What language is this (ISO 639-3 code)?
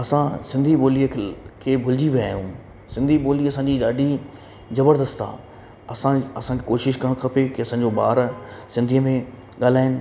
snd